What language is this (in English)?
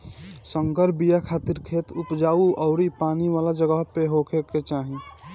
Bhojpuri